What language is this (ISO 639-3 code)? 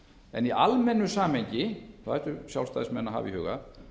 isl